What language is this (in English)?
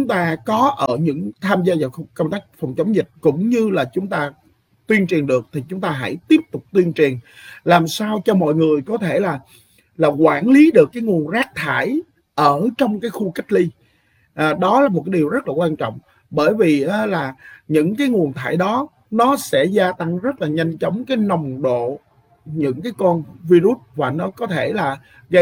Vietnamese